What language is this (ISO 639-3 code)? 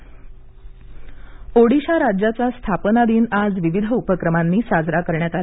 mar